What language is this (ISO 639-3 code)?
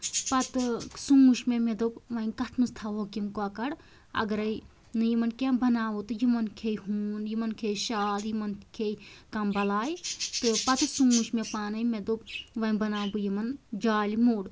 kas